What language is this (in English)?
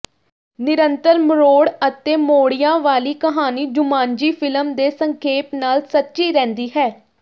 Punjabi